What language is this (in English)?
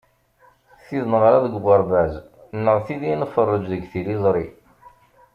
Kabyle